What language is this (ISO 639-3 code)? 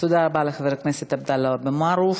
heb